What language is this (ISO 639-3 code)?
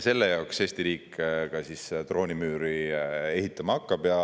est